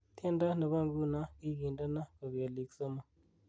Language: Kalenjin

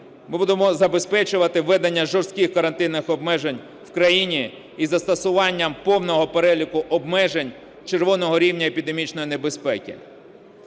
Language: Ukrainian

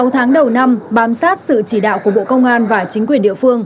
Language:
Vietnamese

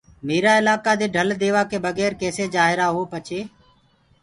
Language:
Gurgula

